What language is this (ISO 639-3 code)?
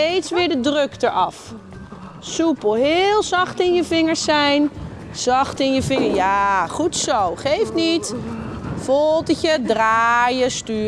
nld